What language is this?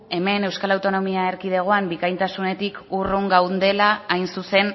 Basque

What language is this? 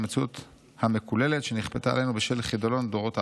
Hebrew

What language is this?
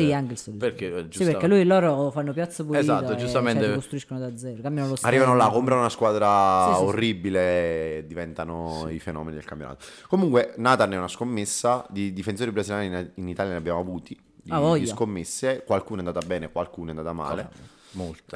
Italian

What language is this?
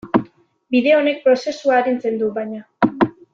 Basque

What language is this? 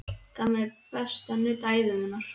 Icelandic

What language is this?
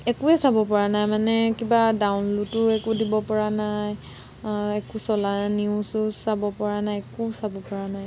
Assamese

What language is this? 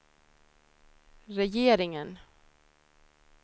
Swedish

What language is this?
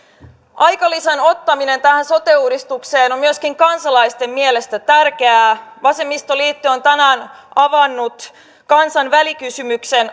Finnish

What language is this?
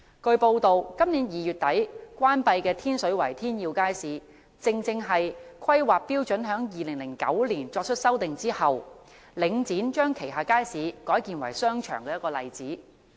Cantonese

